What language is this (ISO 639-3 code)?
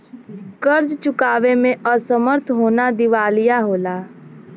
bho